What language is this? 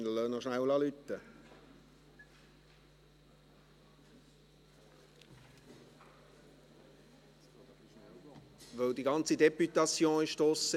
Swiss German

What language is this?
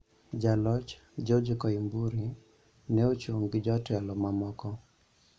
Luo (Kenya and Tanzania)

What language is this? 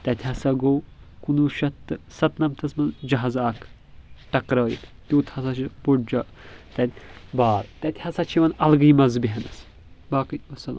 Kashmiri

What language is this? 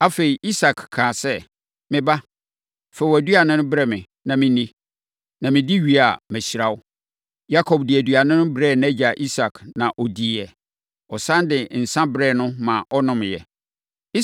Akan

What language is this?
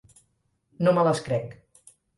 Catalan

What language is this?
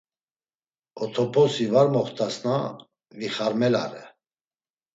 Laz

